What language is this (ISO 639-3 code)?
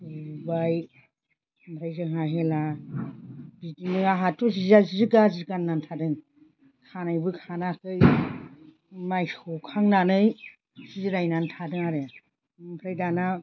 brx